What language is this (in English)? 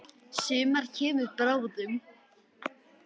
Icelandic